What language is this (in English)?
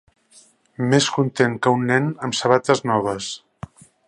Catalan